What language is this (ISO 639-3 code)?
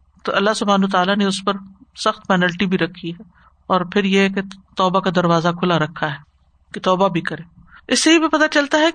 urd